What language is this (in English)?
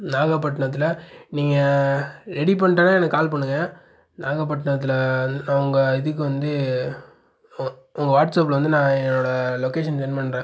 Tamil